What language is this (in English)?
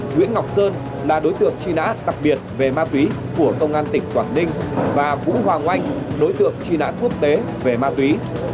Vietnamese